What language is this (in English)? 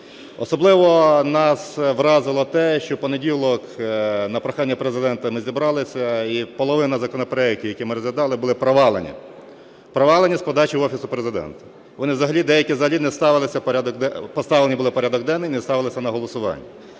Ukrainian